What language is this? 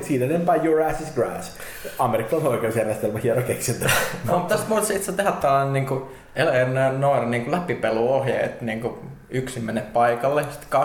Finnish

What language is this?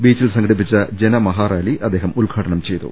Malayalam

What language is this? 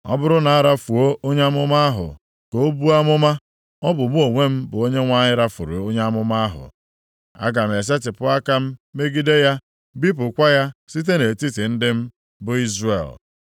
Igbo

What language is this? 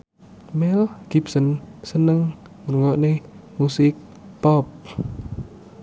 Javanese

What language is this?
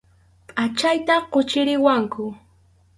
Arequipa-La Unión Quechua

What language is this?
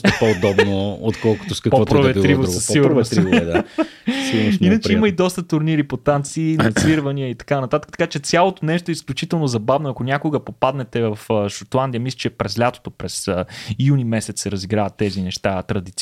Bulgarian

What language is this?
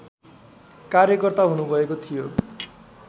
Nepali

